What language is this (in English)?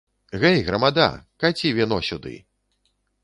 Belarusian